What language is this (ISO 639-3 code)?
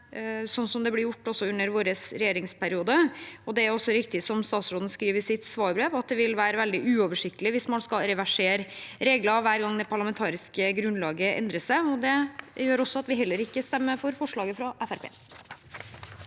nor